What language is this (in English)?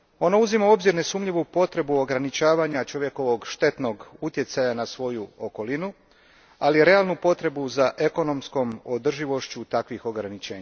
Croatian